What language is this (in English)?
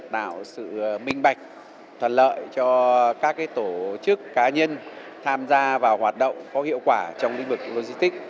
Vietnamese